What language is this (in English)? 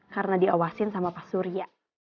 Indonesian